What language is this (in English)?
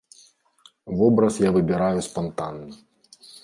Belarusian